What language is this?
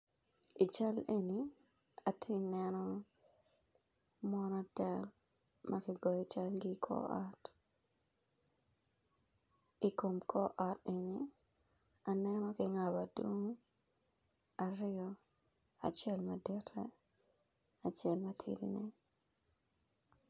Acoli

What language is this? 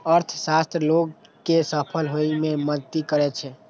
Maithili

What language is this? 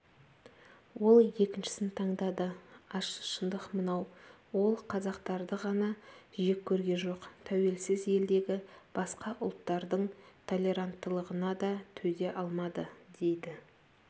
Kazakh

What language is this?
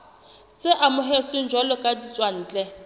Southern Sotho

